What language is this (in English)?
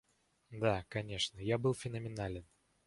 Russian